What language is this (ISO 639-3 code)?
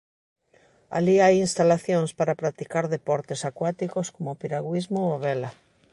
glg